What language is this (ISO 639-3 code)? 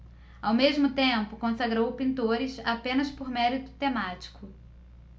por